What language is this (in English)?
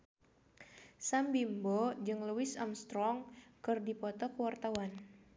Sundanese